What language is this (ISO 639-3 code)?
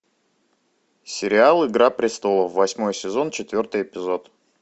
rus